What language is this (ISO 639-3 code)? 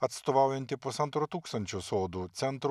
lit